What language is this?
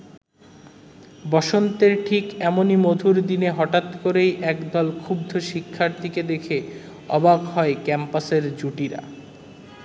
Bangla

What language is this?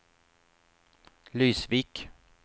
Swedish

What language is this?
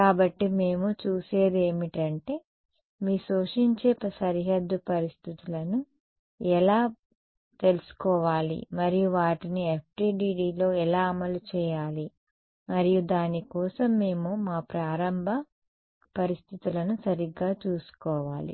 Telugu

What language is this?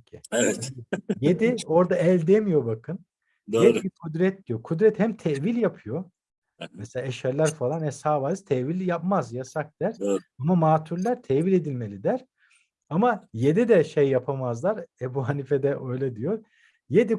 Turkish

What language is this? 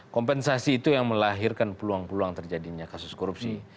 Indonesian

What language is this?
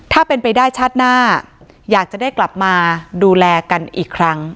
Thai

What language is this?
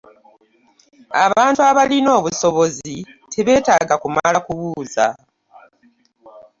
Ganda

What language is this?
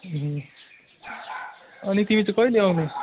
Nepali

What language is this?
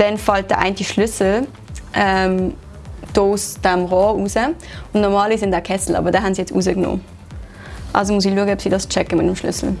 German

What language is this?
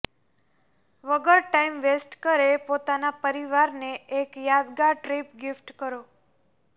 Gujarati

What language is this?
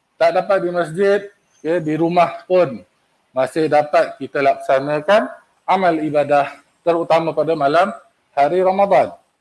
Malay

